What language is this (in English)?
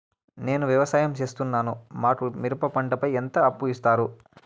Telugu